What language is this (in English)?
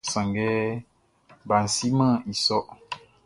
Baoulé